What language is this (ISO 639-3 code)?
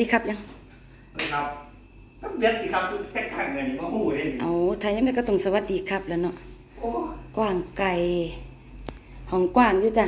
tha